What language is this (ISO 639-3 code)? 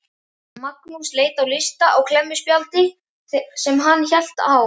isl